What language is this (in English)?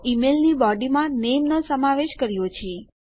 Gujarati